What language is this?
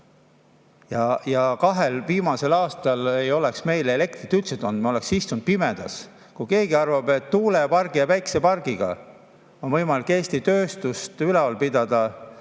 Estonian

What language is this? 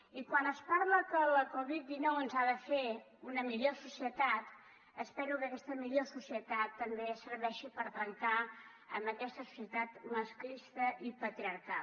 Catalan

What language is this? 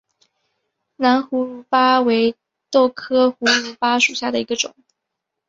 Chinese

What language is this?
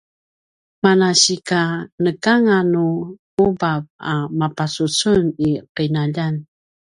Paiwan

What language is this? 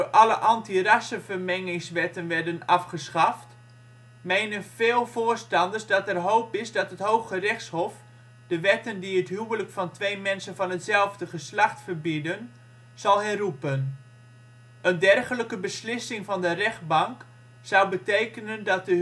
Dutch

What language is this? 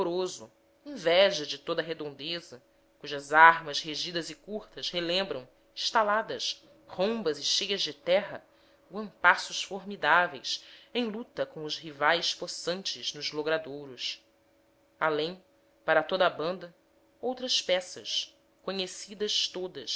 Portuguese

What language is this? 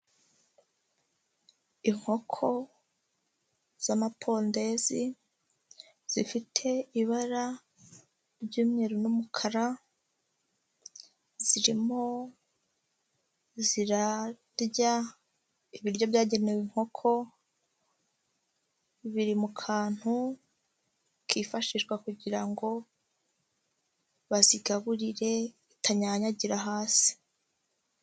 Kinyarwanda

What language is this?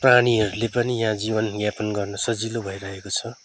Nepali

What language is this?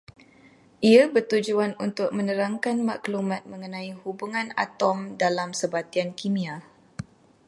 Malay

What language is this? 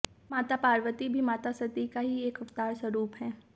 Hindi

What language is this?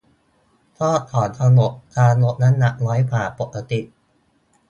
Thai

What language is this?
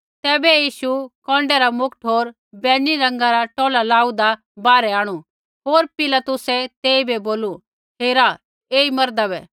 Kullu Pahari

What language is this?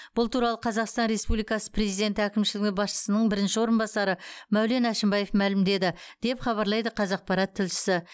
Kazakh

